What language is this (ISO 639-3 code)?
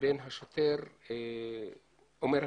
heb